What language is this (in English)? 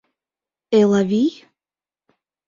Mari